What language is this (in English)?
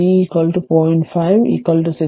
Malayalam